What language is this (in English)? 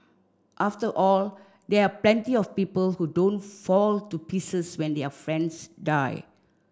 English